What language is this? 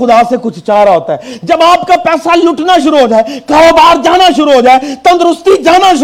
Urdu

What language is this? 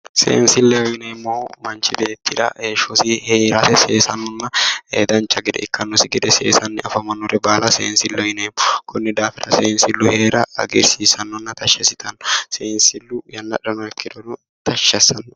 Sidamo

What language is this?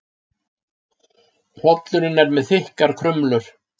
Icelandic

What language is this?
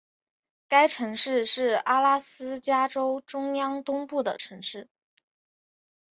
Chinese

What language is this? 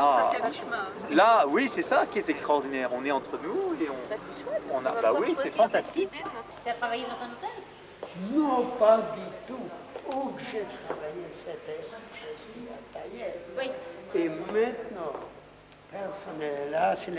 French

